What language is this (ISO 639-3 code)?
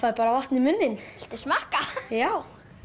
isl